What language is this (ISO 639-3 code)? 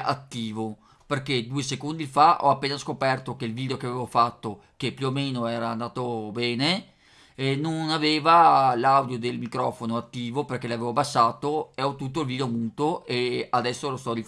ita